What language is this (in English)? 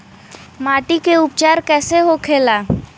Bhojpuri